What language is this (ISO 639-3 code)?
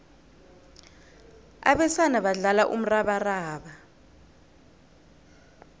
nbl